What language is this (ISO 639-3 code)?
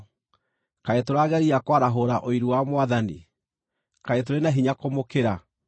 kik